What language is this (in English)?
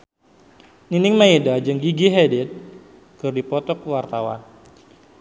Sundanese